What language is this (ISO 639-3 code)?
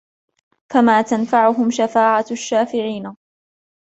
ara